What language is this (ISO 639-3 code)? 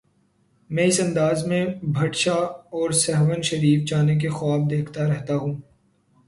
urd